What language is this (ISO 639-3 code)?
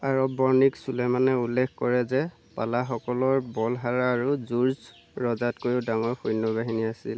asm